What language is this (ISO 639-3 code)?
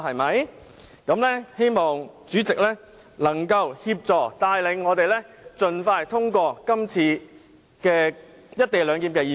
yue